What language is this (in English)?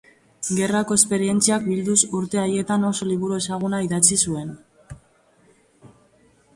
Basque